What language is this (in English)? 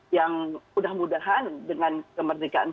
Indonesian